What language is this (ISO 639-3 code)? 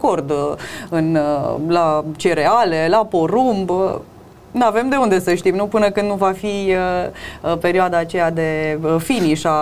ron